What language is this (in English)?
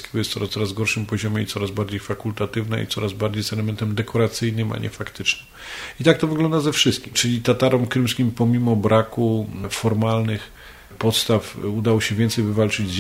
Polish